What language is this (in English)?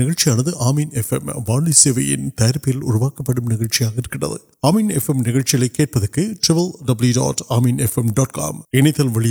Urdu